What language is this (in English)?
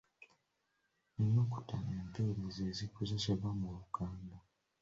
Ganda